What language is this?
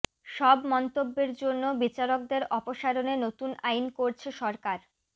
Bangla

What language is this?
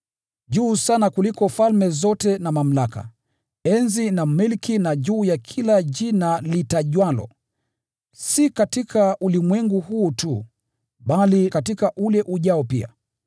Swahili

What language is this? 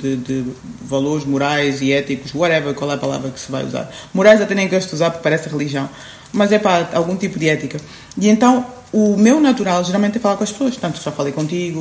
Portuguese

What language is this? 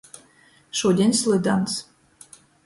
Latgalian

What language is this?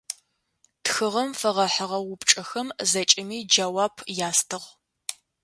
Adyghe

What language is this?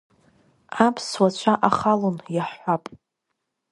Abkhazian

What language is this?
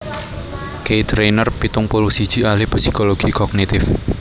Javanese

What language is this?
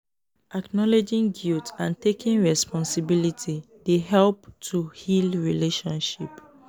Nigerian Pidgin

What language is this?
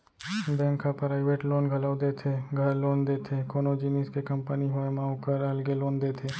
Chhattisgarhi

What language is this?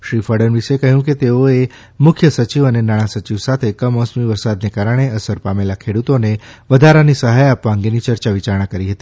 Gujarati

